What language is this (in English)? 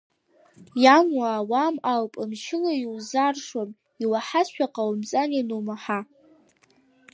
Abkhazian